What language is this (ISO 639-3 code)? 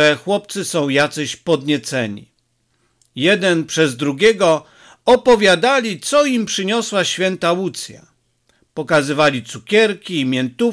pol